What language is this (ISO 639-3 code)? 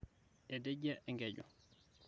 mas